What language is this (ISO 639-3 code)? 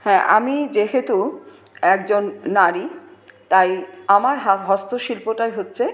ben